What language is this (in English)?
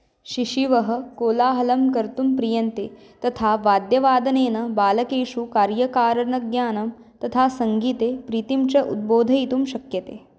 Sanskrit